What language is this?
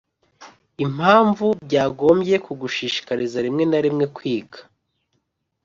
Kinyarwanda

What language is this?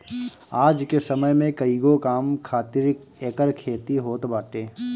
Bhojpuri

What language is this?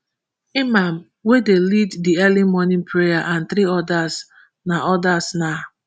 Nigerian Pidgin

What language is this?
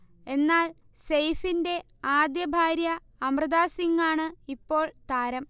Malayalam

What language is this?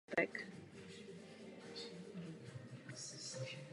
Czech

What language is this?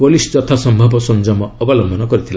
Odia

